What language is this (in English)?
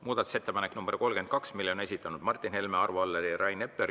Estonian